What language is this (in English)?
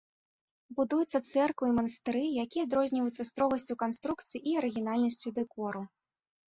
Belarusian